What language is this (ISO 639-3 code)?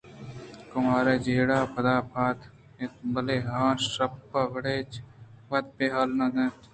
bgp